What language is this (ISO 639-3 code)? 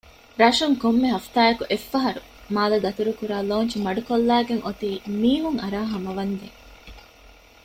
div